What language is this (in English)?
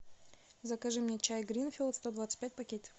Russian